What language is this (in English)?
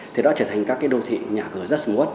Vietnamese